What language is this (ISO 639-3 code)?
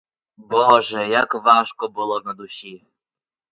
ukr